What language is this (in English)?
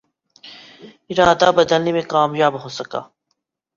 Urdu